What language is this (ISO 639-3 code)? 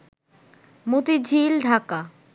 ben